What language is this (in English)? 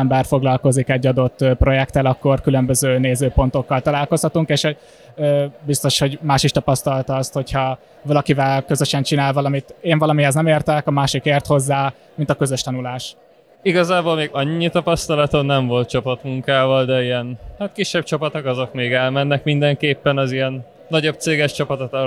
Hungarian